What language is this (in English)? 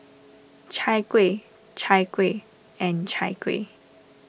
English